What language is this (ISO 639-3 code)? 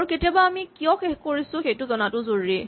asm